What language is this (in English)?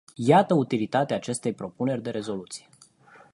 Romanian